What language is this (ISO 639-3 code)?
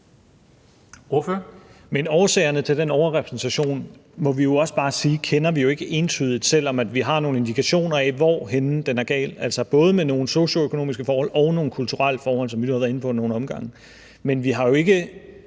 dan